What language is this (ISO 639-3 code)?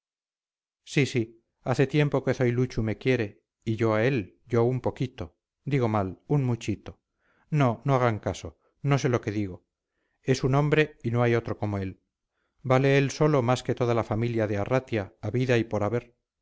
spa